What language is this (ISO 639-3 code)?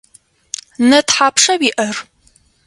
ady